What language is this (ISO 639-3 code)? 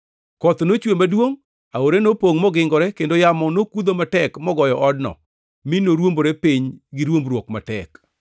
luo